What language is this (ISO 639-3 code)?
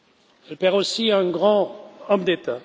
fra